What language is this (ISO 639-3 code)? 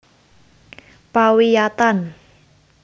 jav